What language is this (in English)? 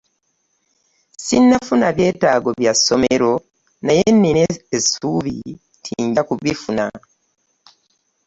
Ganda